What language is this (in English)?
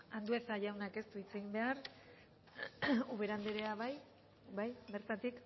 Basque